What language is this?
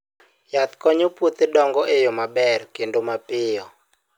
Luo (Kenya and Tanzania)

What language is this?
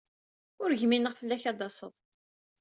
Kabyle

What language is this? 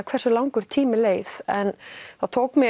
Icelandic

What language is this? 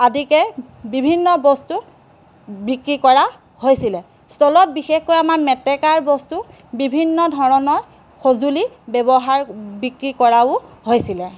Assamese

